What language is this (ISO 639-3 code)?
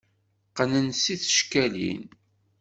kab